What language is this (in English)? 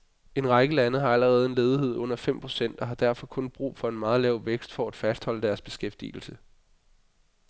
Danish